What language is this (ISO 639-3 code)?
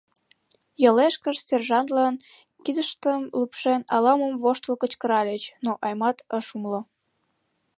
chm